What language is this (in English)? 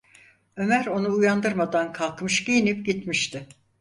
Turkish